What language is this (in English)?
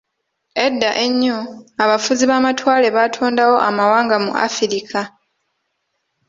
Ganda